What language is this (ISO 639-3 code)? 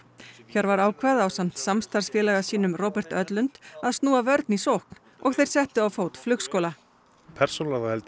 isl